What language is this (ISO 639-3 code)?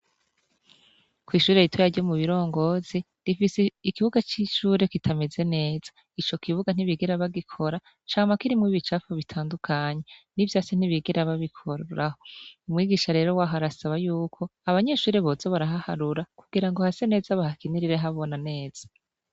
run